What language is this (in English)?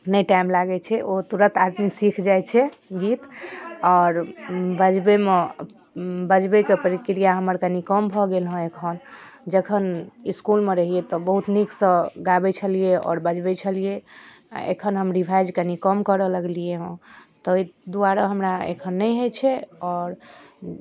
Maithili